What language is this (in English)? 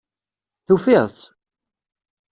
Kabyle